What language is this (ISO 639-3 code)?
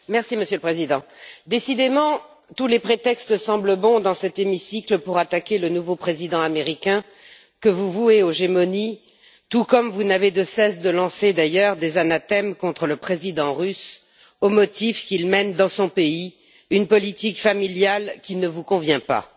fra